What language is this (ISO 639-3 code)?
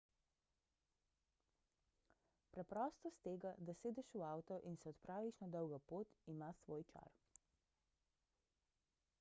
slv